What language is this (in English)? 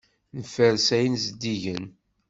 Kabyle